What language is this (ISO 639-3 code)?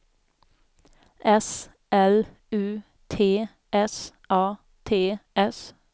swe